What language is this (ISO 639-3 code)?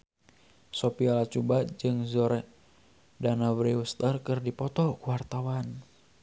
sun